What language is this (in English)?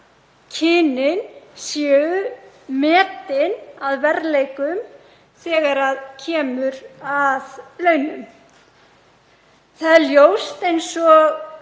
Icelandic